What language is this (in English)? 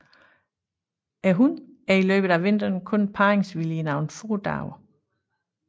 Danish